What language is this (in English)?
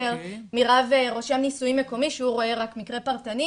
Hebrew